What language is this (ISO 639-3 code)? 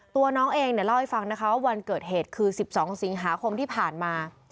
tha